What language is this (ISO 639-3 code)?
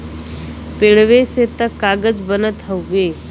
bho